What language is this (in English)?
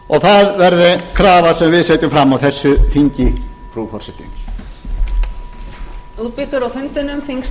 Icelandic